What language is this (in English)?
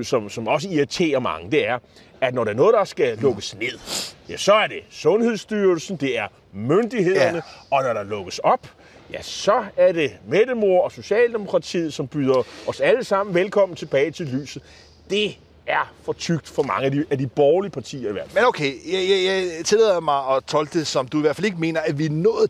Danish